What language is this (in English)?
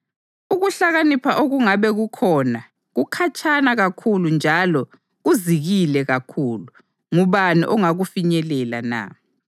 North Ndebele